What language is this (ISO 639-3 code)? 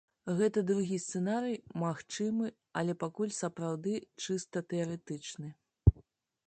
bel